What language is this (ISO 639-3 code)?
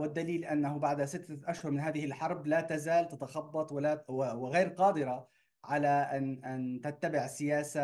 ara